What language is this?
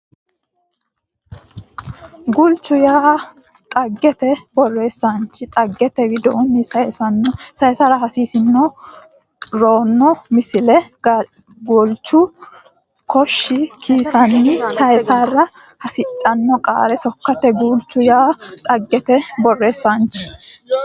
Sidamo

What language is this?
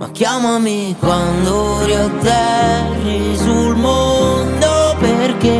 Romanian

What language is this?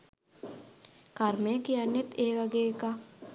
Sinhala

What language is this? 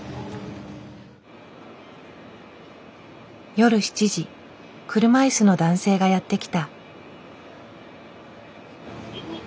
Japanese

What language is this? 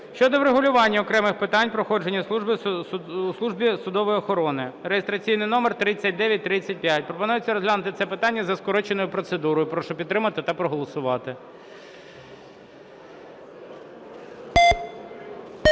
Ukrainian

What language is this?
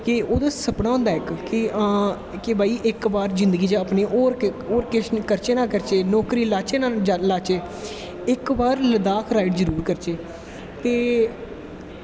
Dogri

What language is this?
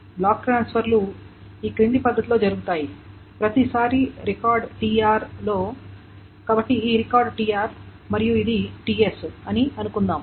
Telugu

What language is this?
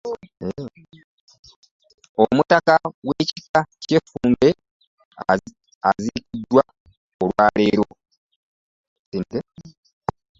Ganda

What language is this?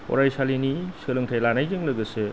Bodo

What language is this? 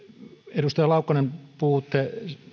Finnish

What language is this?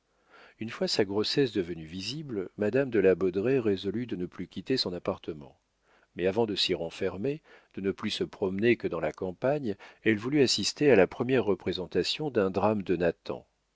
French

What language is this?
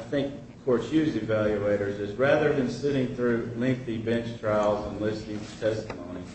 English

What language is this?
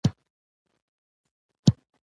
Pashto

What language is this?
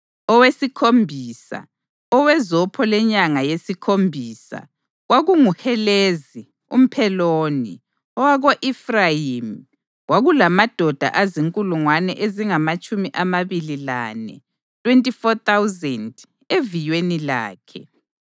North Ndebele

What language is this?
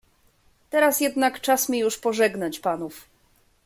Polish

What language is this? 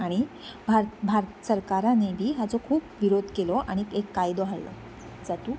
Konkani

